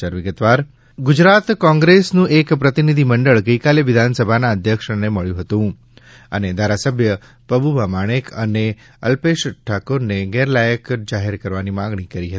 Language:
Gujarati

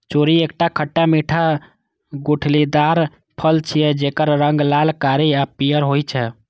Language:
Maithili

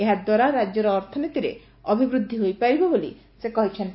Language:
Odia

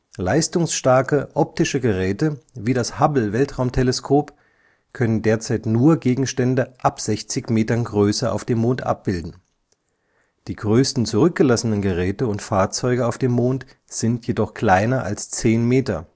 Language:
German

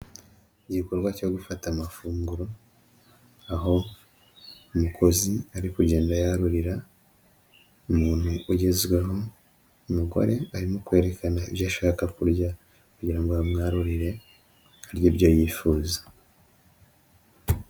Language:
Kinyarwanda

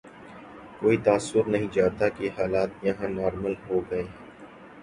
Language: Urdu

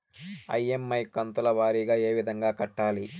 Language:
Telugu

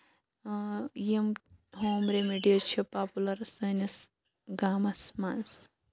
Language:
Kashmiri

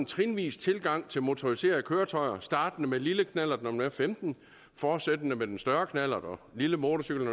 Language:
Danish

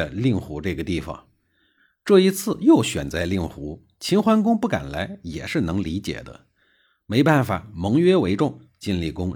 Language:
Chinese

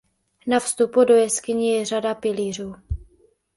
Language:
Czech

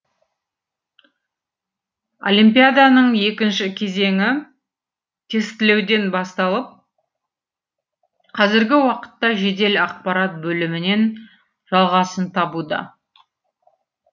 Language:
Kazakh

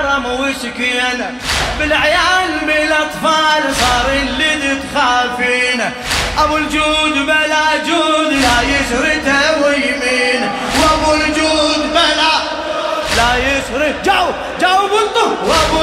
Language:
Arabic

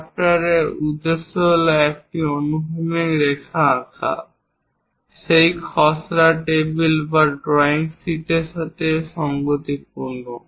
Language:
Bangla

